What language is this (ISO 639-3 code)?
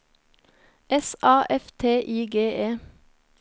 nor